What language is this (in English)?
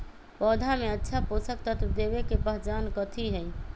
Magahi